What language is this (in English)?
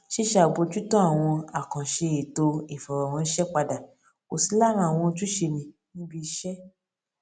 Yoruba